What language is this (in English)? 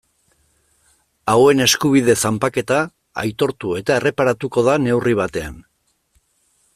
Basque